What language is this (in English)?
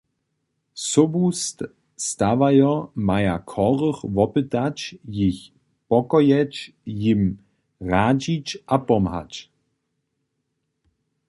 Upper Sorbian